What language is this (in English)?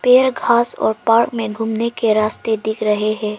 Hindi